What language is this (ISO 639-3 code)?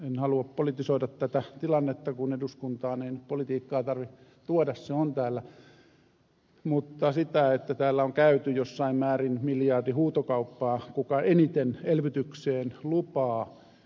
fin